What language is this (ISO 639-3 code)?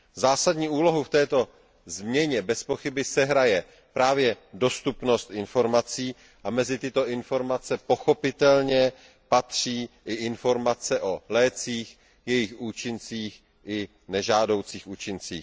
ces